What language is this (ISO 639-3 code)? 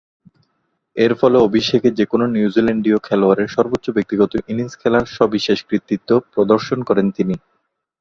ben